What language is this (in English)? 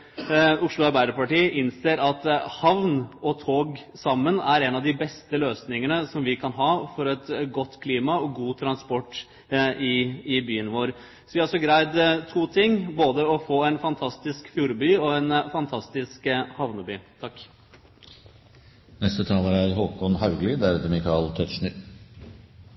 Norwegian Bokmål